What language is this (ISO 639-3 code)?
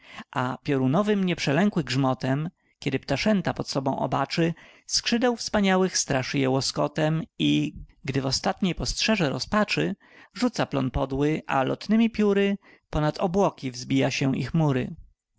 pol